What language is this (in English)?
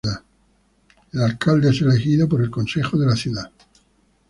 Spanish